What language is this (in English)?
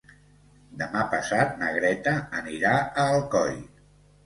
Catalan